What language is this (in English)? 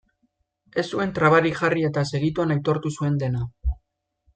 Basque